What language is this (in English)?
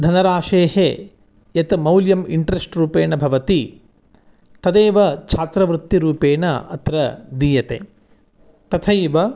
Sanskrit